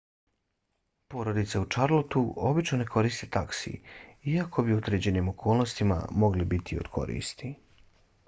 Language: Bosnian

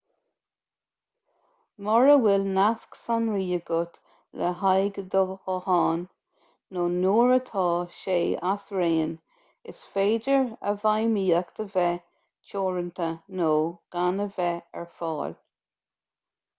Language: Irish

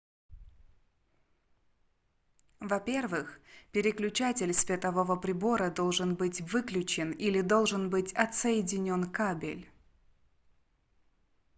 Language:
Russian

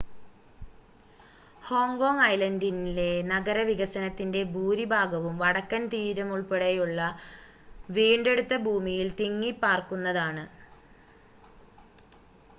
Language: Malayalam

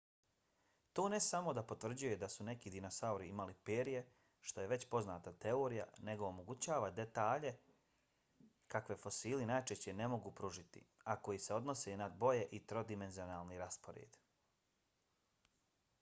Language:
Bosnian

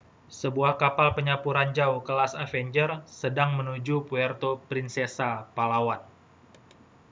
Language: Indonesian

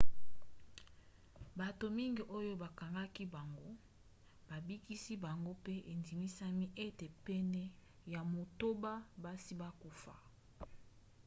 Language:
Lingala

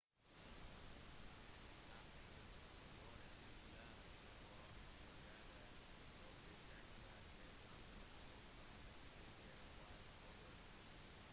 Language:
Norwegian Bokmål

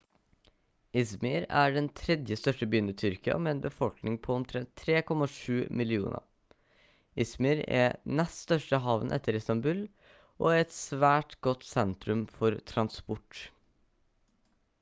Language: Norwegian Bokmål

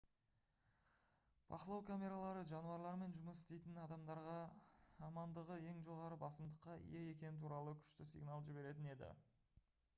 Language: Kazakh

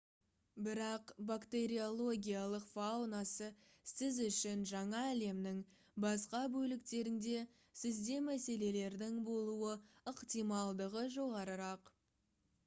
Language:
Kazakh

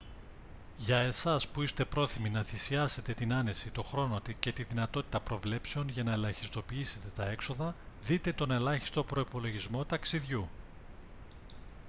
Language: Greek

